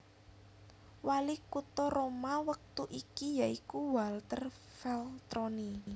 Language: Javanese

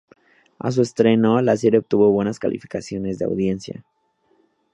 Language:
Spanish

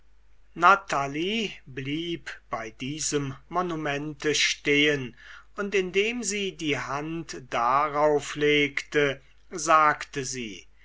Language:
German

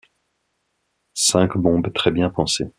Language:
French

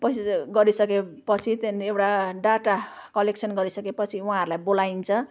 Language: Nepali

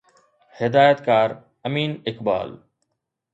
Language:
Sindhi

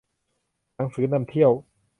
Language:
Thai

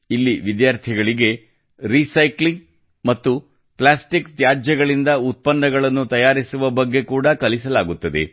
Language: Kannada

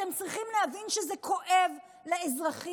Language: Hebrew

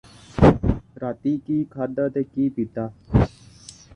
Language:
Punjabi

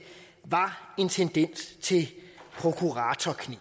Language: Danish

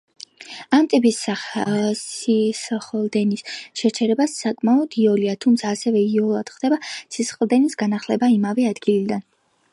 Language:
Georgian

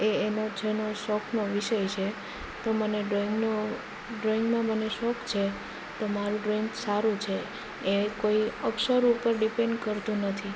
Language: Gujarati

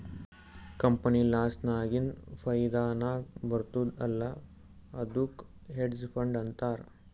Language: Kannada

